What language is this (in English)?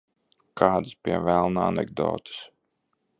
Latvian